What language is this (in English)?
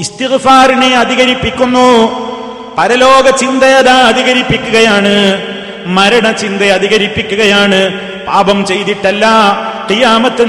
Malayalam